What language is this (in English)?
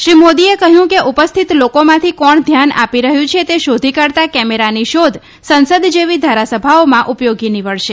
Gujarati